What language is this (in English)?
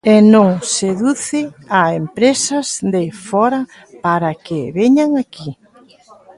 Galician